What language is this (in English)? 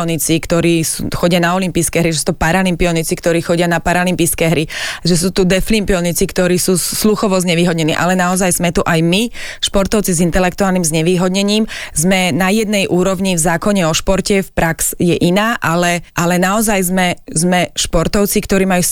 Slovak